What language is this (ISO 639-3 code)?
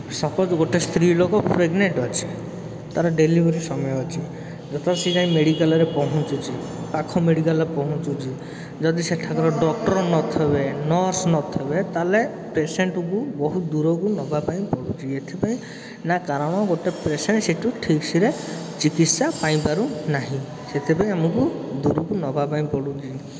ori